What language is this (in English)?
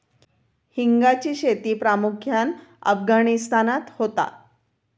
Marathi